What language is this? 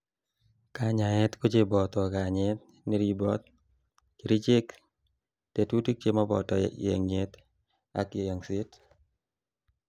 Kalenjin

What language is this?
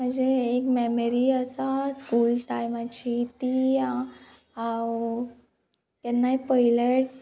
Konkani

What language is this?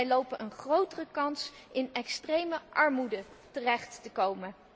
Dutch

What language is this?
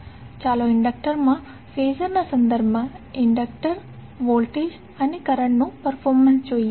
Gujarati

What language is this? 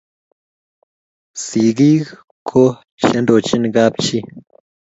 Kalenjin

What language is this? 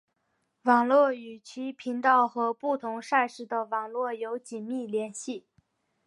Chinese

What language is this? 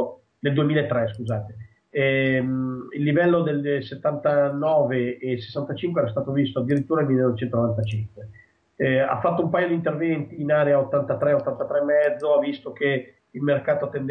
Italian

